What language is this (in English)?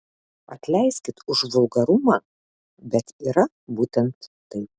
Lithuanian